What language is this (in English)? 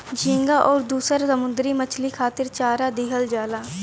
Bhojpuri